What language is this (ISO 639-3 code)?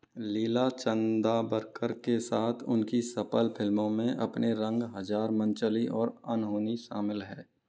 hin